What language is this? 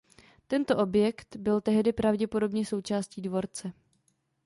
Czech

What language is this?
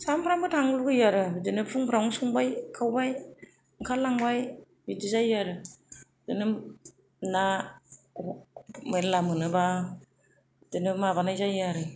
Bodo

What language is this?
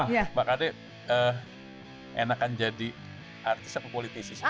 Indonesian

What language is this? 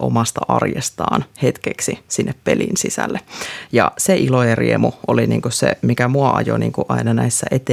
Finnish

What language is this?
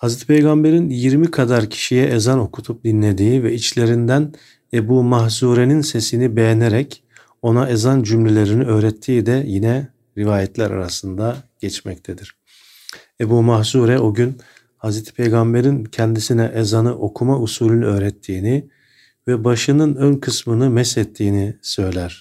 Turkish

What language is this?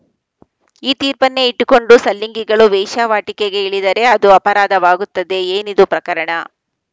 Kannada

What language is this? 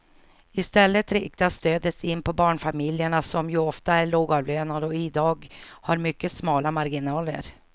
Swedish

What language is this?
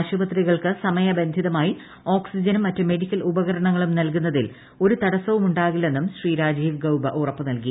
Malayalam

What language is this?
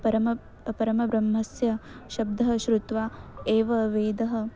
Sanskrit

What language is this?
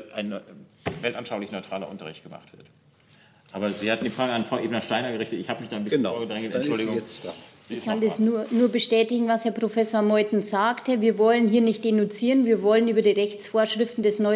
German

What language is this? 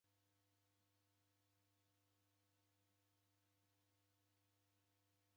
Taita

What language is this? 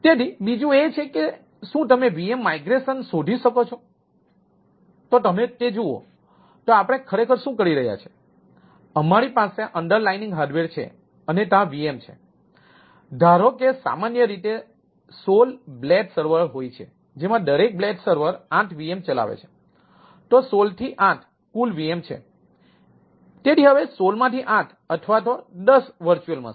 Gujarati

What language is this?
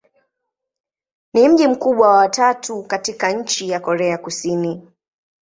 Swahili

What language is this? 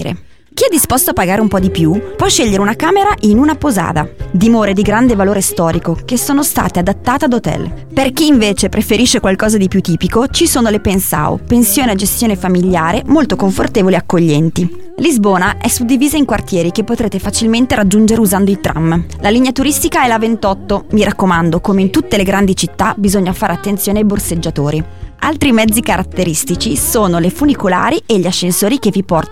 Italian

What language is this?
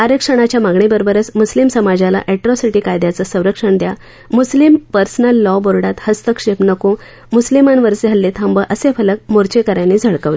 Marathi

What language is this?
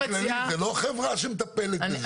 Hebrew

